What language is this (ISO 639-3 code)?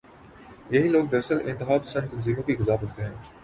urd